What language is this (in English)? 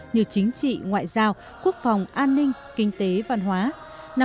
Vietnamese